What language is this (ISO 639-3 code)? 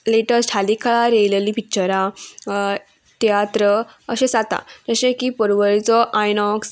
kok